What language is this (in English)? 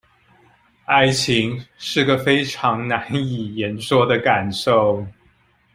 Chinese